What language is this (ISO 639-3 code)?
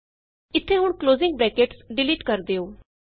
pan